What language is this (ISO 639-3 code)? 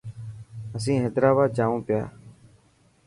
mki